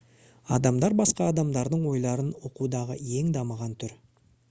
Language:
Kazakh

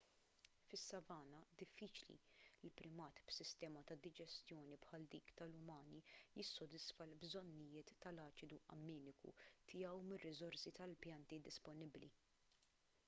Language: Maltese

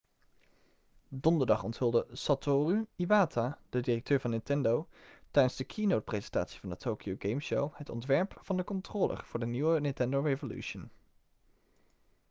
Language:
Dutch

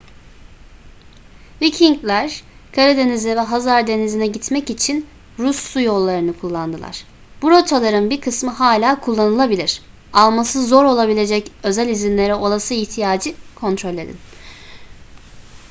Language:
Turkish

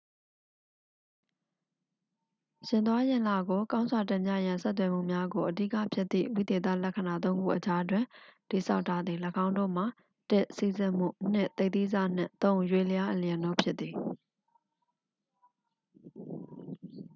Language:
Burmese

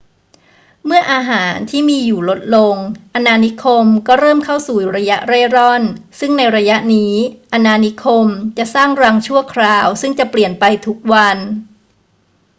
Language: Thai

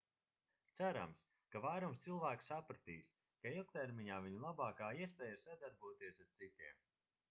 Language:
Latvian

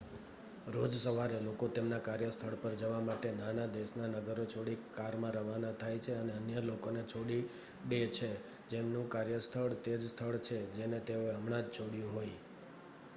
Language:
Gujarati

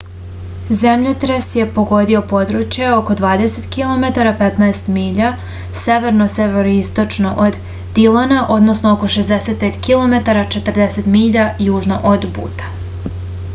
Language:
Serbian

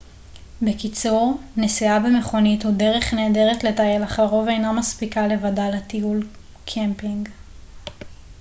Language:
Hebrew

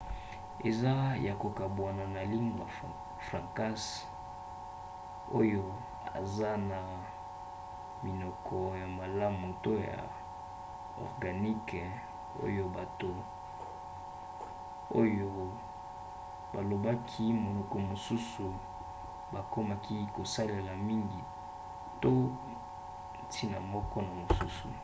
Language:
Lingala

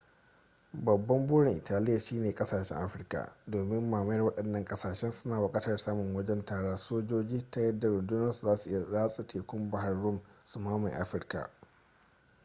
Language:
Hausa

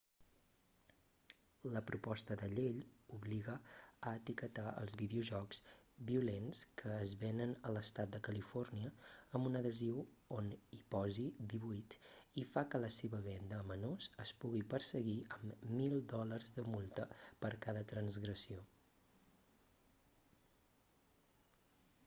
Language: Catalan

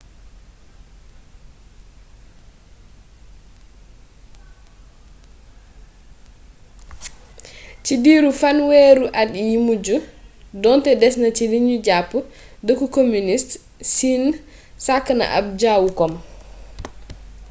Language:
Wolof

